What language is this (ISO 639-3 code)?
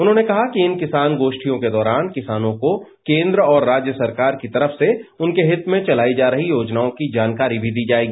hin